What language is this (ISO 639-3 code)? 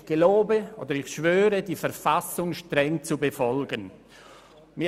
gsw